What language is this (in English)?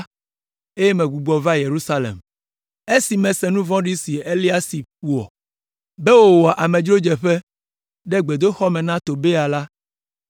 Ewe